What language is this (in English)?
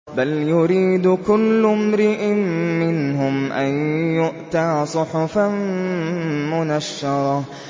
Arabic